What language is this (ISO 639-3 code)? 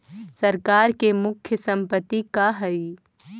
mag